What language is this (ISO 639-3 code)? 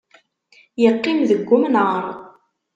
kab